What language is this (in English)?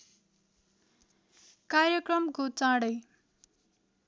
Nepali